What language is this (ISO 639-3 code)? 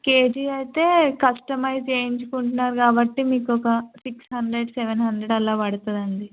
tel